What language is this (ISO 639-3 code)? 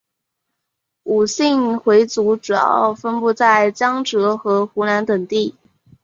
zho